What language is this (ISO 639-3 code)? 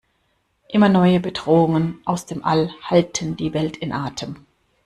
deu